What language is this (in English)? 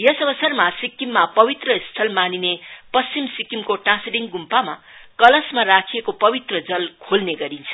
Nepali